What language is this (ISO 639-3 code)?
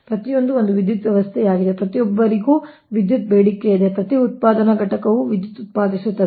kan